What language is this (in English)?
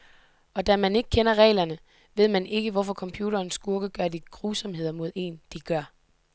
Danish